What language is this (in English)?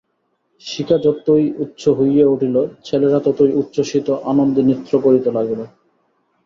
Bangla